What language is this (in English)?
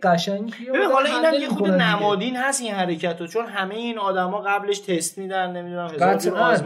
Persian